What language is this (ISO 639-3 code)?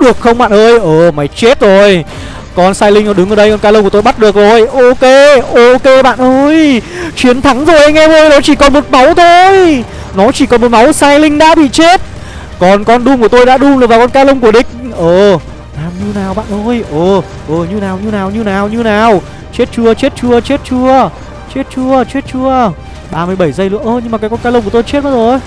vie